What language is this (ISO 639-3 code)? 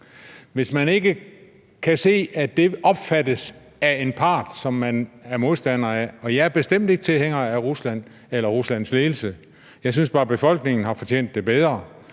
dan